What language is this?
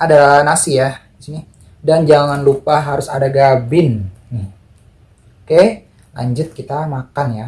Indonesian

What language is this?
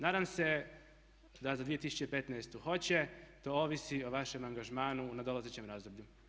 Croatian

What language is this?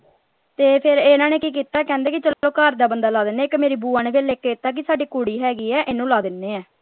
Punjabi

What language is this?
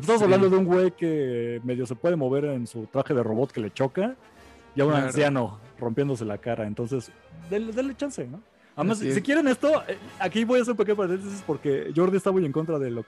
Spanish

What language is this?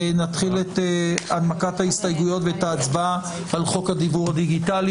Hebrew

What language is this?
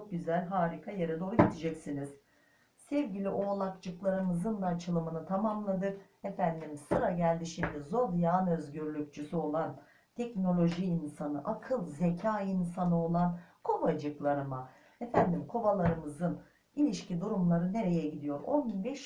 Turkish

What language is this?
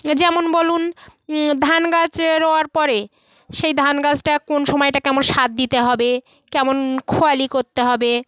Bangla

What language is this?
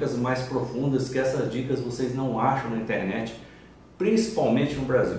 Portuguese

